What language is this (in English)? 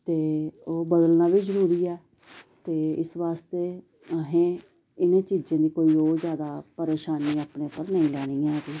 Dogri